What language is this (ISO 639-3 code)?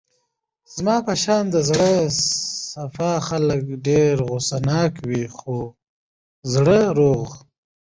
pus